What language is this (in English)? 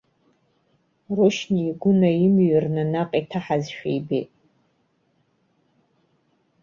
Abkhazian